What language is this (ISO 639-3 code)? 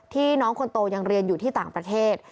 tha